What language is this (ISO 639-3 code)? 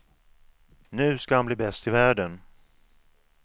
swe